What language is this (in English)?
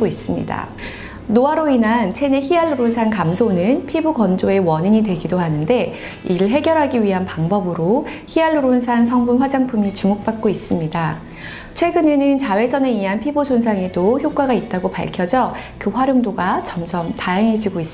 Korean